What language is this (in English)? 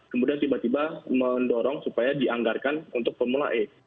Indonesian